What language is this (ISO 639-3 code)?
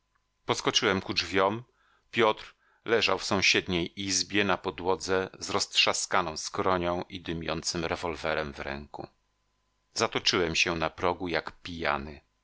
pol